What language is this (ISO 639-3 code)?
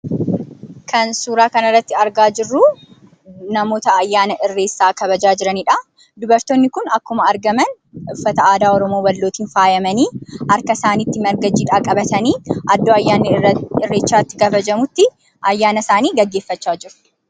orm